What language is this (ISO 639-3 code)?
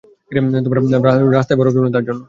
ben